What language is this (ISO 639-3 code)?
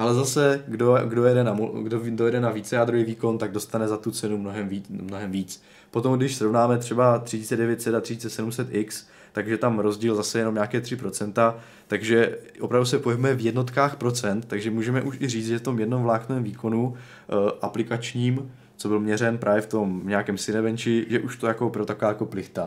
ces